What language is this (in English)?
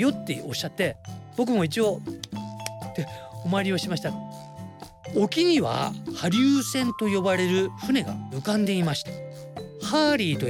Japanese